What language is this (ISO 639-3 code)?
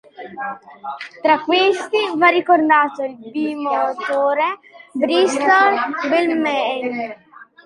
ita